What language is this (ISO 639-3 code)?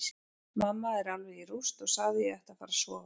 isl